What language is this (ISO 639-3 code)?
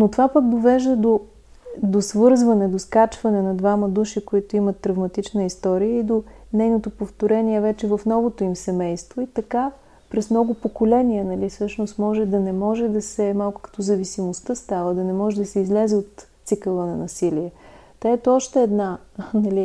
bul